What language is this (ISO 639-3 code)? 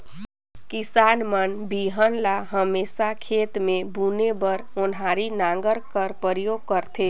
hne